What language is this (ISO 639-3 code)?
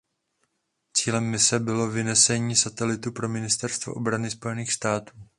ces